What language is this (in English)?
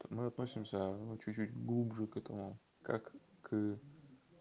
Russian